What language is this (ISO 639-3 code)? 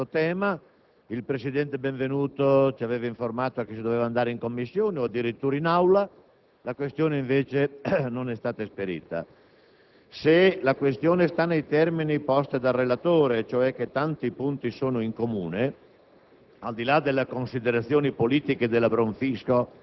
ita